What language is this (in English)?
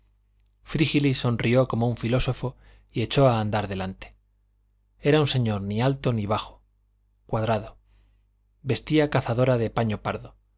Spanish